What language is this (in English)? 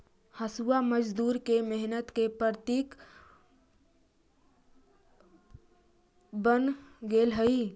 Magahi